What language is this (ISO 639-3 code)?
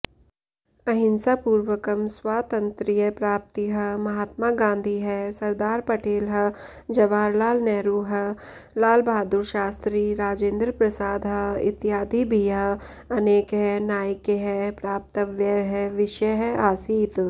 san